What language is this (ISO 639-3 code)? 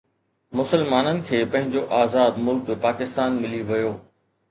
snd